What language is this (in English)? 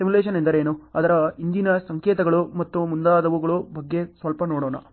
Kannada